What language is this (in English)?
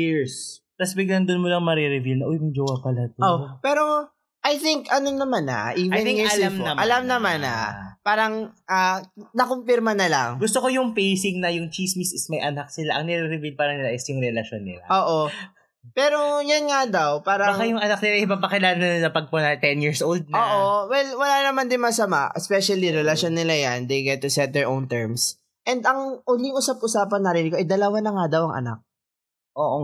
Filipino